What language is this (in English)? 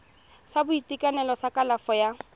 Tswana